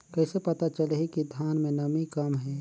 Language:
Chhattisgarhi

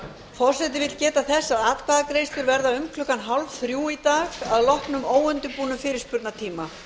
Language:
Icelandic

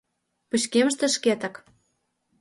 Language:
Mari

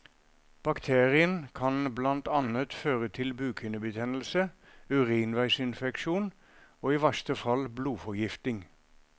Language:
Norwegian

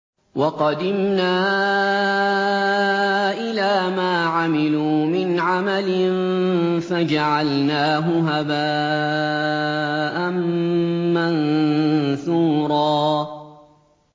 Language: Arabic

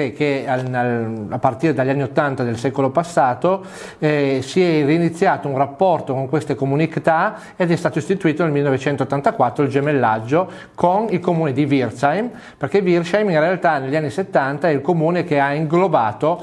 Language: Italian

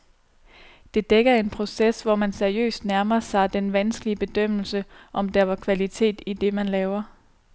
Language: Danish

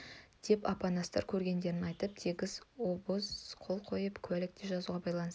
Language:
Kazakh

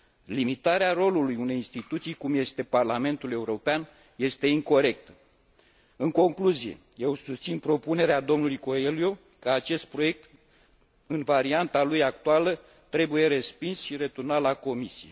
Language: Romanian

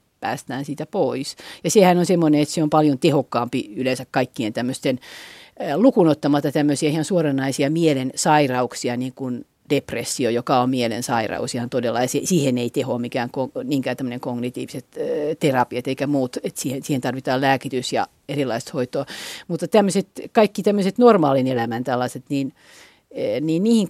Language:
Finnish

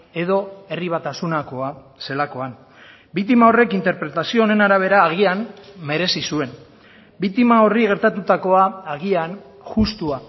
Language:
Basque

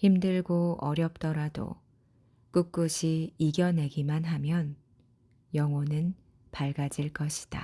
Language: Korean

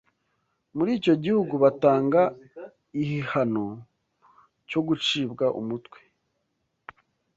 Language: Kinyarwanda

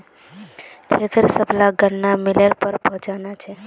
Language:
Magahi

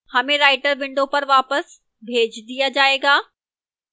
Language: Hindi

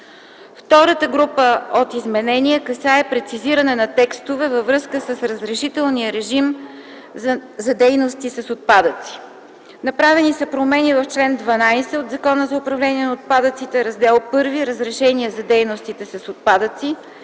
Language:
Bulgarian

